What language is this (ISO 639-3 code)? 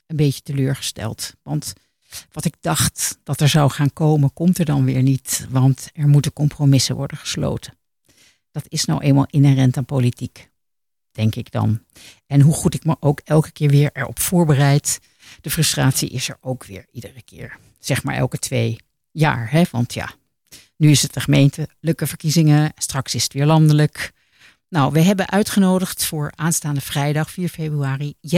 nld